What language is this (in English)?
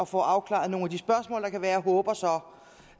Danish